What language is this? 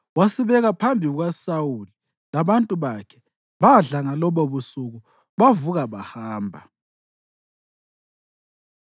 North Ndebele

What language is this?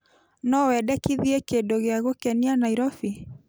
Kikuyu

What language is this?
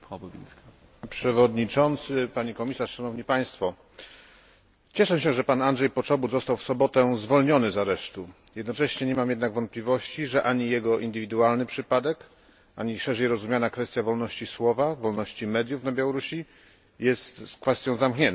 Polish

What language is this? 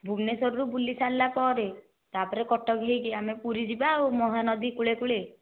Odia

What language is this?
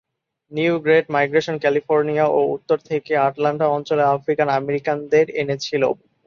Bangla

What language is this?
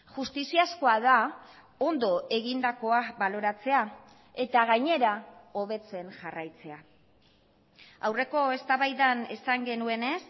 Basque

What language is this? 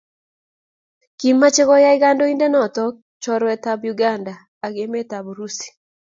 Kalenjin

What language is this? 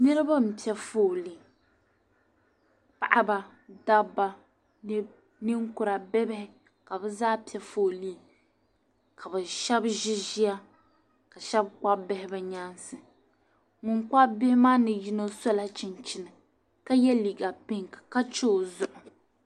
Dagbani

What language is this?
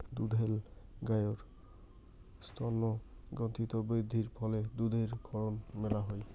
Bangla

